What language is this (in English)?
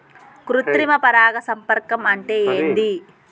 Telugu